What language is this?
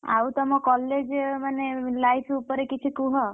Odia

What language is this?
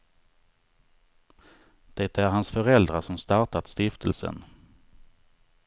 Swedish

